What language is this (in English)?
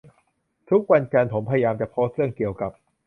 Thai